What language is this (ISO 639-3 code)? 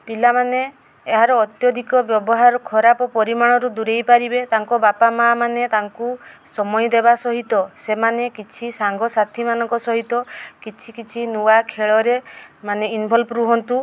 ori